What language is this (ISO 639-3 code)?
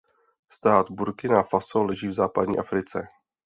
ces